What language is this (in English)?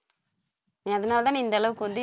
Tamil